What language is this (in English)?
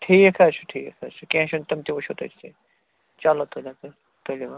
Kashmiri